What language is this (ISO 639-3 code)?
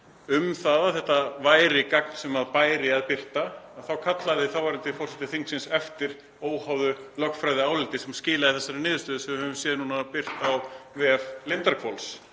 isl